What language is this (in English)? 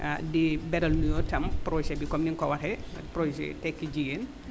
Wolof